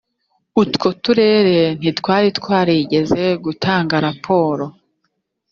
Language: Kinyarwanda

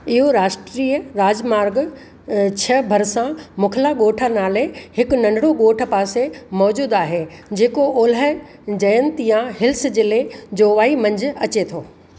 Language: Sindhi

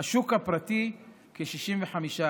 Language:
Hebrew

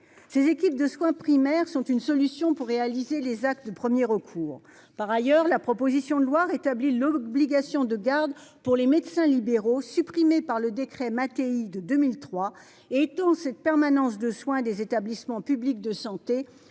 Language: French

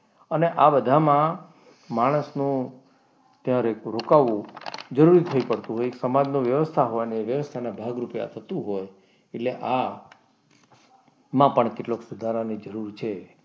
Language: Gujarati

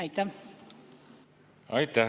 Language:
Estonian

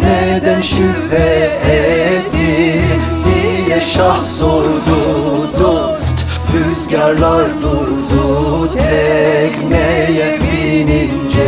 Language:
Turkish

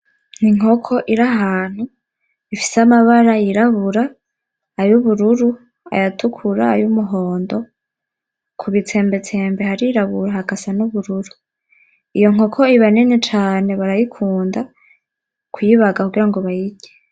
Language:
Rundi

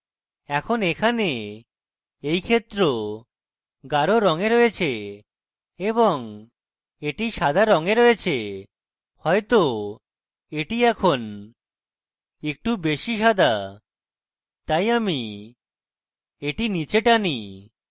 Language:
Bangla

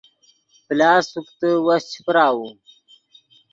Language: Yidgha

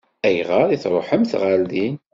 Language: Kabyle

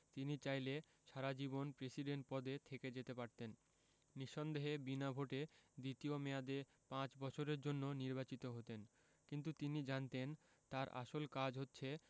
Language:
Bangla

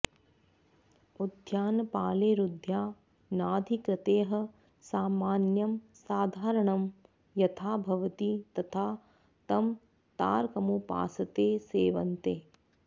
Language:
Sanskrit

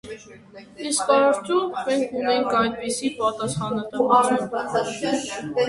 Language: Armenian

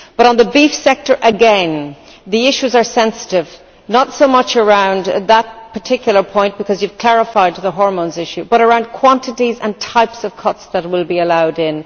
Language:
English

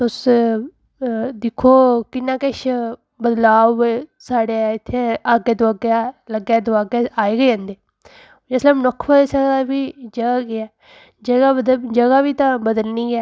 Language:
Dogri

